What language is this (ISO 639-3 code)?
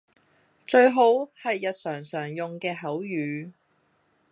yue